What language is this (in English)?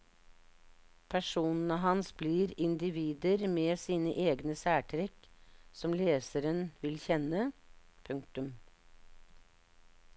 Norwegian